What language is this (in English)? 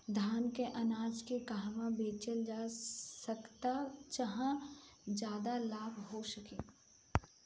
Bhojpuri